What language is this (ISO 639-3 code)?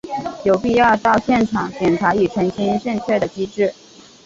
zho